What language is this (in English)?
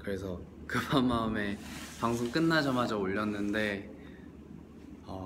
Korean